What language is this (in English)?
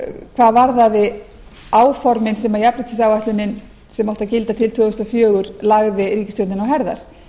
Icelandic